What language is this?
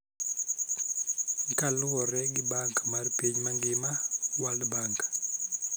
Luo (Kenya and Tanzania)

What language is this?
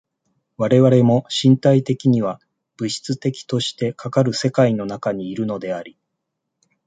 Japanese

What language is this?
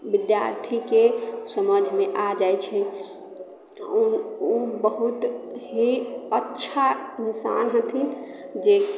Maithili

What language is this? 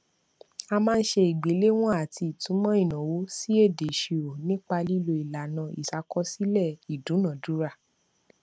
Yoruba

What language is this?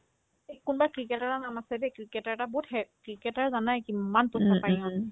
Assamese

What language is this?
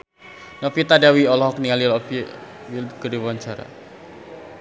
Sundanese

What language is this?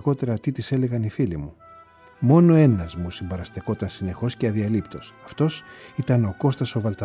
Greek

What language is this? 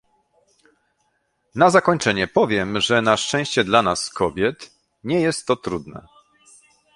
Polish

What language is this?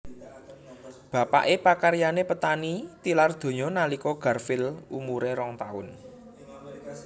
Javanese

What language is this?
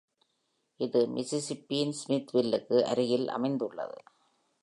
Tamil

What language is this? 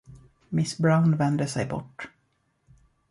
Swedish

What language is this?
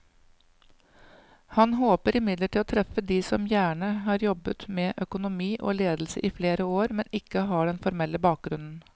Norwegian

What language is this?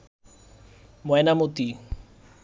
Bangla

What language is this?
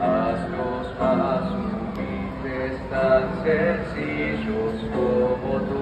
Arabic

